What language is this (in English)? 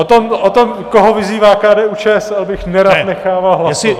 Czech